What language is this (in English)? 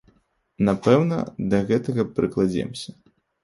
Belarusian